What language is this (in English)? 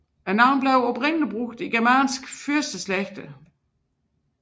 Danish